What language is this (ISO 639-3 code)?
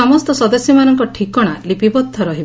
ori